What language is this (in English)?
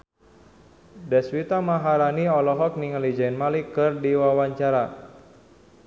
Sundanese